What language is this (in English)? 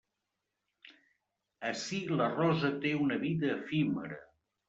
Catalan